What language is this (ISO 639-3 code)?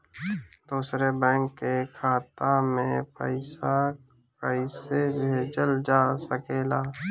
bho